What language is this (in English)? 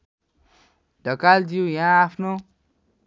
Nepali